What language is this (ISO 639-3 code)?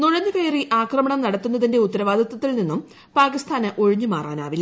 mal